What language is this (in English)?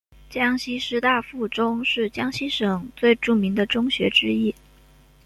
Chinese